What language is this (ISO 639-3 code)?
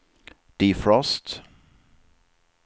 swe